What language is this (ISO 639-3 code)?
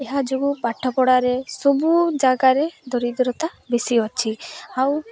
ori